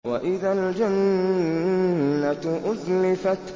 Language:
Arabic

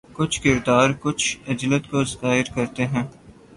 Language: Urdu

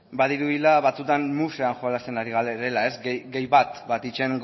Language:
Basque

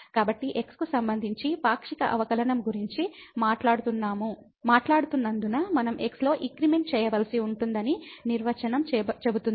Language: Telugu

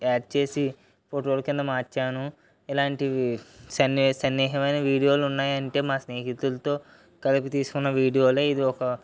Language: Telugu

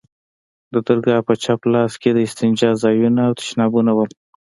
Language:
Pashto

